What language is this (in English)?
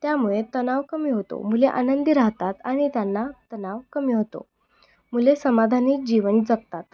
Marathi